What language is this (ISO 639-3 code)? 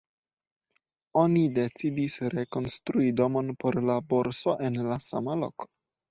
epo